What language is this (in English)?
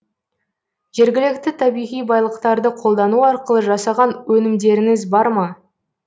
Kazakh